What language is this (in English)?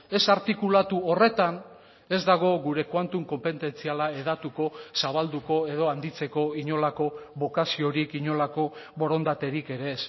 Basque